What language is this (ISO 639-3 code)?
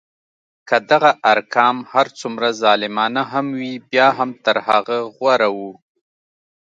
pus